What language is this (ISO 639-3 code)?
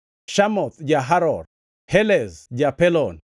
luo